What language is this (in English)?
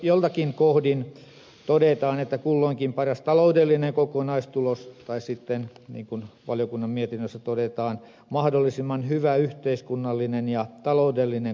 Finnish